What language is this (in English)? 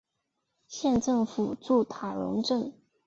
Chinese